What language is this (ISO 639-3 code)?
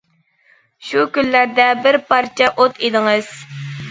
uig